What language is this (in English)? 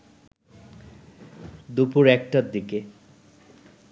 Bangla